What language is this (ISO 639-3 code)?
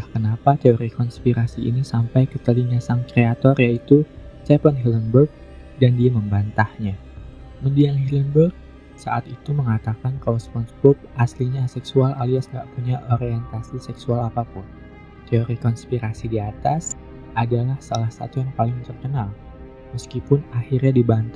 ind